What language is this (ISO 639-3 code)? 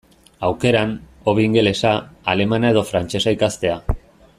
eus